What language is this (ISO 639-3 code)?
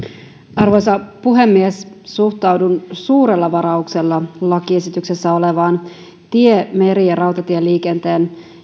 fin